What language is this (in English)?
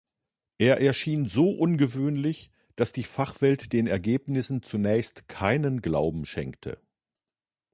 German